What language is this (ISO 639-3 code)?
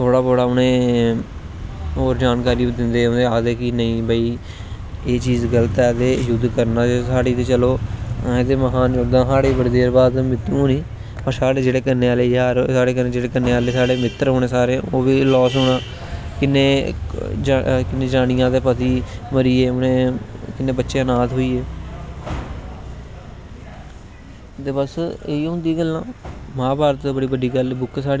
doi